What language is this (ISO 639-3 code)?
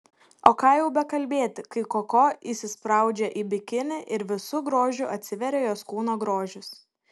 lit